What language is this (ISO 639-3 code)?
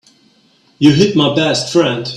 eng